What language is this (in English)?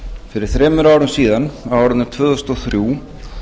Icelandic